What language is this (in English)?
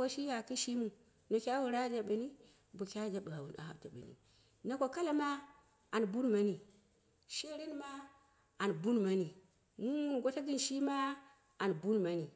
Dera (Nigeria)